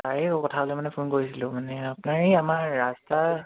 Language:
Assamese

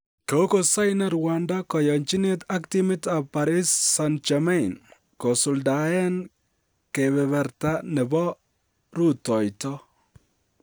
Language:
Kalenjin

